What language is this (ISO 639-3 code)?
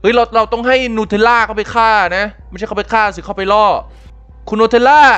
tha